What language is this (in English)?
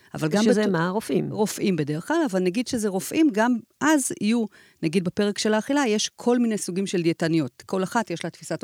Hebrew